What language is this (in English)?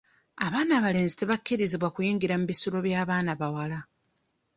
Ganda